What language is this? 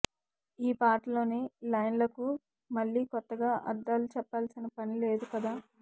Telugu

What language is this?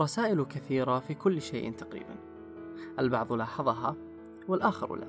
Arabic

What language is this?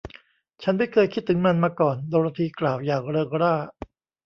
Thai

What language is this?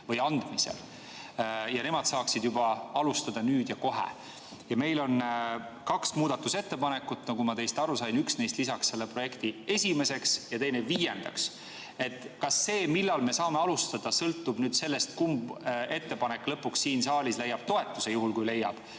Estonian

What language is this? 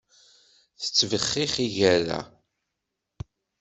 Kabyle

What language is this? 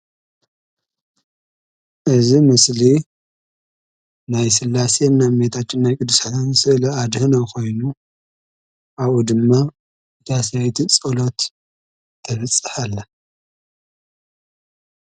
Tigrinya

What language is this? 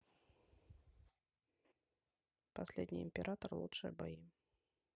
Russian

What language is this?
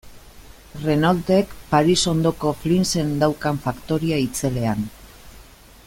Basque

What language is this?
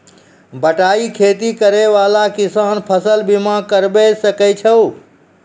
Maithili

